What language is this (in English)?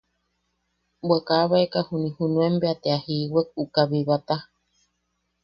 Yaqui